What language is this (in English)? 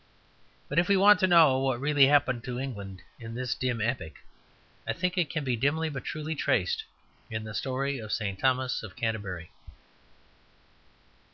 English